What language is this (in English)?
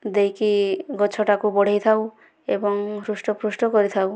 Odia